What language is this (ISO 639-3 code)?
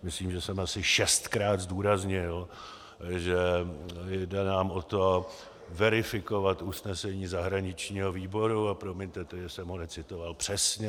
ces